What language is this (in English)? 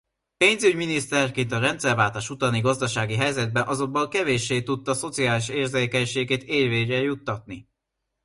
Hungarian